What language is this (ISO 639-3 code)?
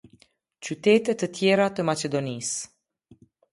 sqi